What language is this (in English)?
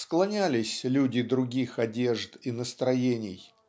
Russian